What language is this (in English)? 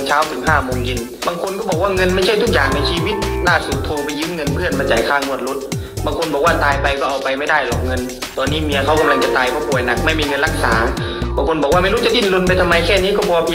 Thai